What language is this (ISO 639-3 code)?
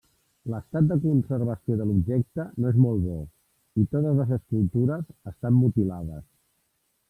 cat